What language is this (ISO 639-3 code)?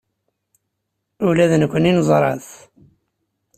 kab